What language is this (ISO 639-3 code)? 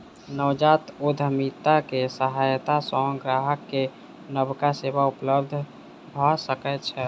mai